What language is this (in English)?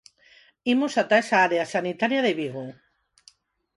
Galician